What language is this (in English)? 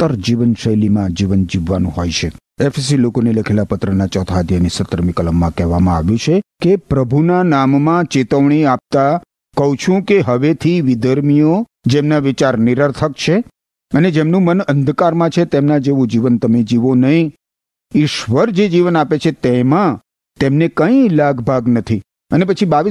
Gujarati